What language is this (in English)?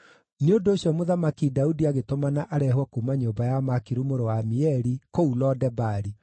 Kikuyu